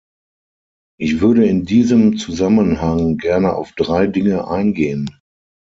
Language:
German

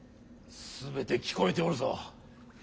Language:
Japanese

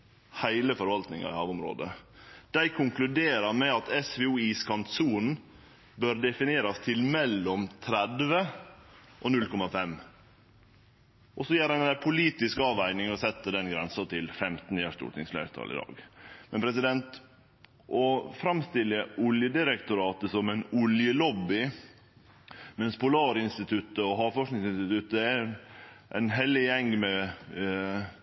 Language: Norwegian Nynorsk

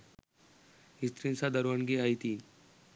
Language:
Sinhala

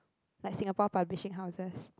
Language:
English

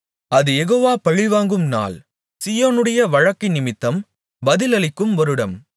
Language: Tamil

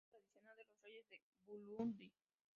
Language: Spanish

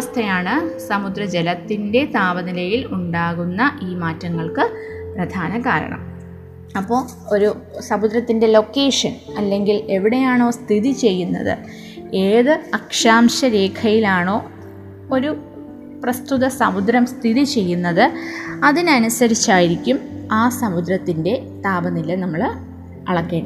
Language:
Malayalam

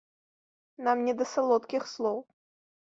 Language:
Belarusian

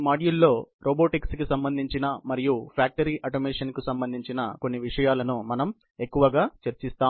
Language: Telugu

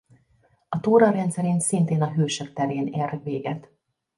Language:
Hungarian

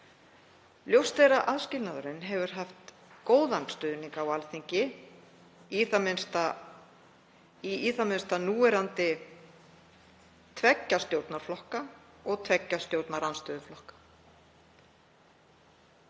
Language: Icelandic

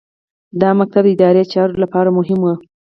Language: Pashto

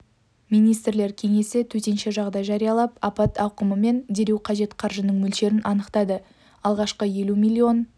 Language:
Kazakh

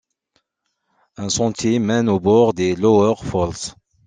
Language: French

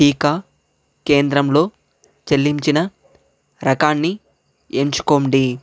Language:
Telugu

